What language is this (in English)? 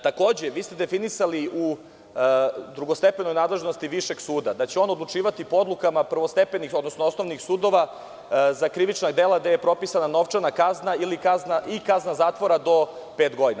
Serbian